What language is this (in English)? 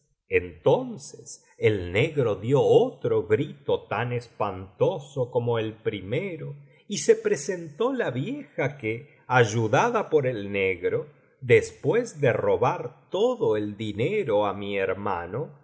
Spanish